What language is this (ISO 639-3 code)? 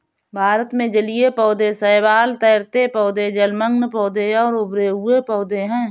hin